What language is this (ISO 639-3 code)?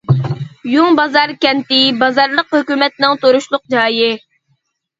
uig